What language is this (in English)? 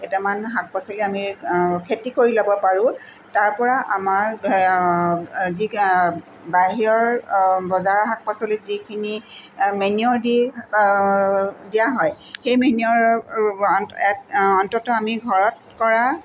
Assamese